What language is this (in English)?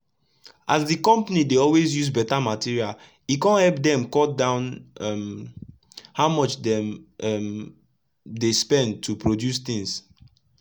Nigerian Pidgin